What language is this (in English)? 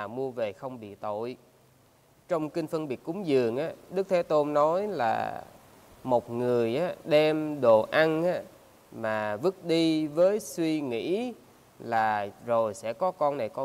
Vietnamese